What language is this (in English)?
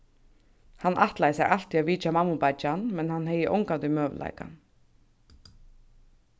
Faroese